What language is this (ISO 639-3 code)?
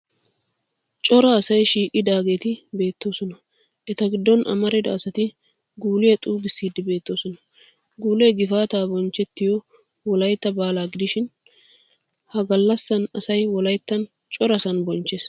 wal